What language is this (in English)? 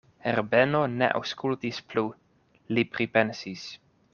Esperanto